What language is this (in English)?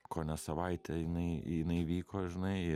Lithuanian